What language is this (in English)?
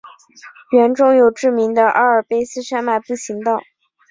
Chinese